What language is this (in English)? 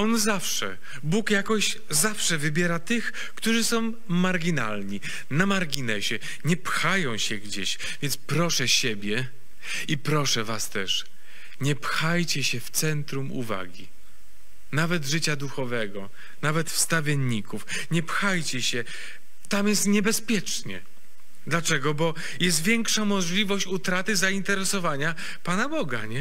Polish